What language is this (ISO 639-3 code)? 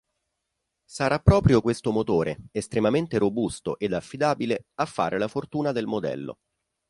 ita